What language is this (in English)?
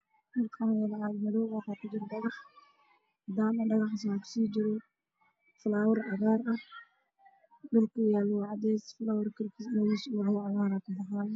Somali